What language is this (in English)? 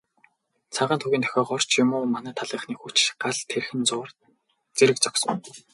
Mongolian